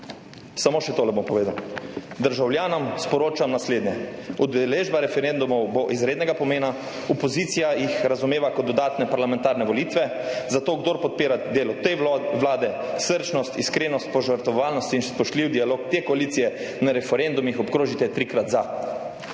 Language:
Slovenian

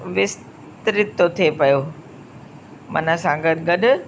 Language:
Sindhi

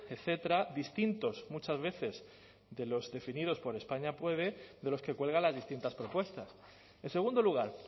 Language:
Spanish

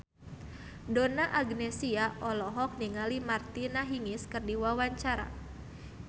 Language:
Sundanese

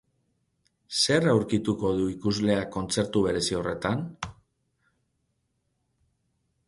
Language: Basque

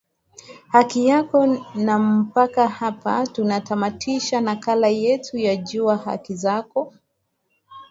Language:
Swahili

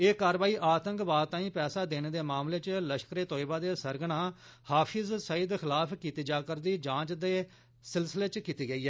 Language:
Dogri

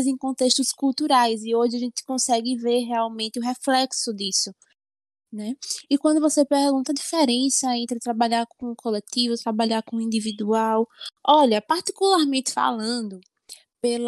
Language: Portuguese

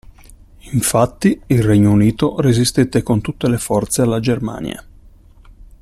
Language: Italian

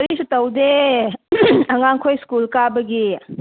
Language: Manipuri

